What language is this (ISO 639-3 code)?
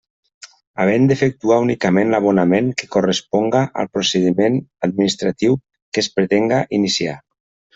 cat